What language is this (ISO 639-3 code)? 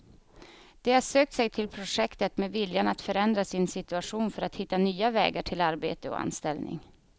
swe